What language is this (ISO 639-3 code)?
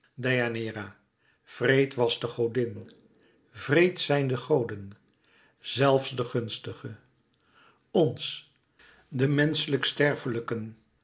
nld